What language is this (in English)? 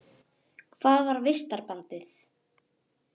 Icelandic